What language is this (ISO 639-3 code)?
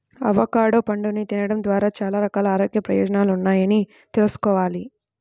tel